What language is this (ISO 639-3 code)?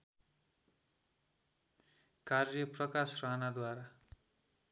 nep